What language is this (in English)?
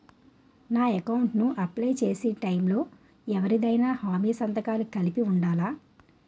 Telugu